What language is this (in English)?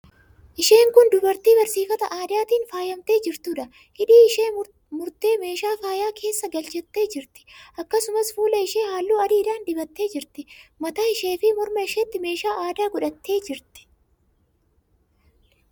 Oromo